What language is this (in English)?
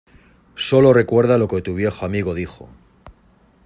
Spanish